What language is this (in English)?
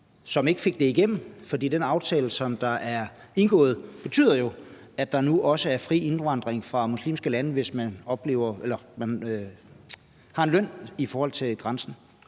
Danish